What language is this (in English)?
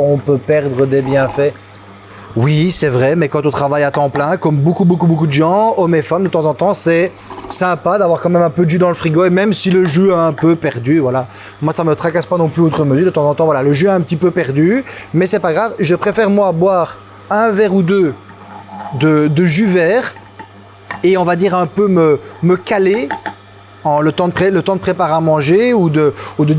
French